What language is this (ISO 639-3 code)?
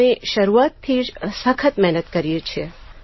guj